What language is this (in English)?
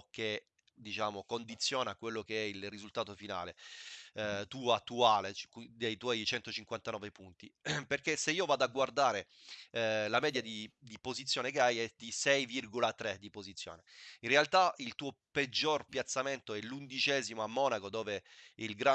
Italian